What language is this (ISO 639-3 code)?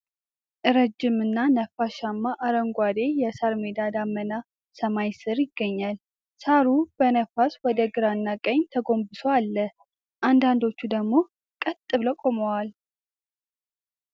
amh